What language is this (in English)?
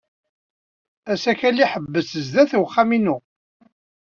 Kabyle